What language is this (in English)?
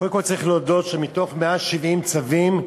Hebrew